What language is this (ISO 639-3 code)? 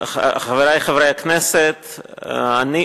heb